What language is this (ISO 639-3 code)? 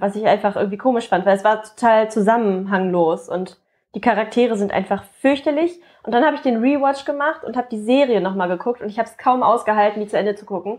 deu